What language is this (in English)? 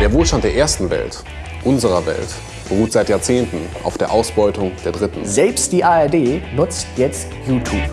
German